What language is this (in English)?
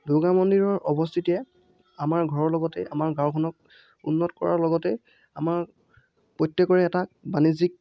Assamese